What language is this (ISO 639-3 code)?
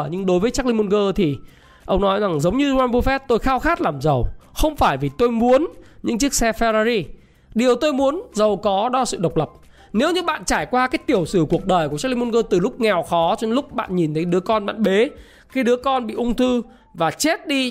vie